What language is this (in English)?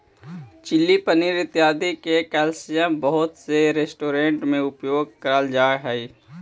Magahi